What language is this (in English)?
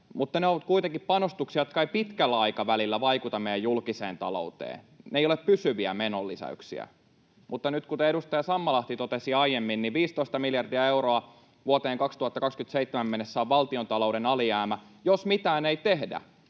Finnish